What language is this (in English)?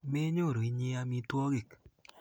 Kalenjin